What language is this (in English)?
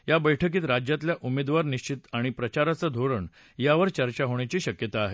Marathi